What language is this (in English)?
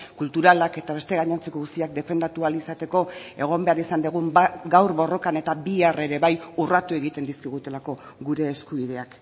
Basque